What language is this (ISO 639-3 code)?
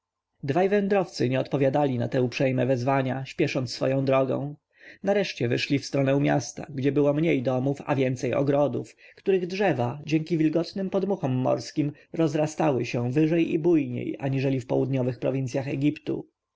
pol